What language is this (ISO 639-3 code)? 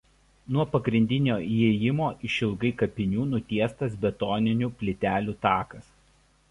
lit